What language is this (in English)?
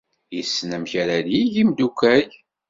Kabyle